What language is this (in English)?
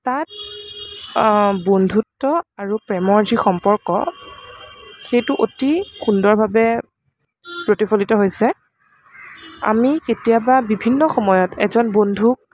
Assamese